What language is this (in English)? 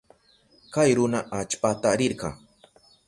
Southern Pastaza Quechua